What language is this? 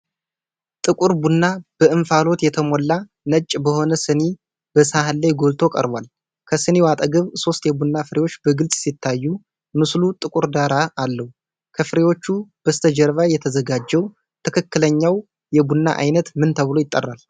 Amharic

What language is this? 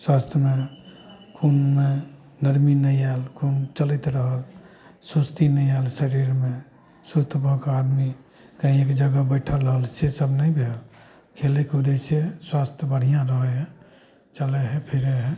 Maithili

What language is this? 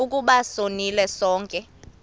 Xhosa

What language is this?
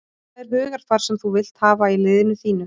Icelandic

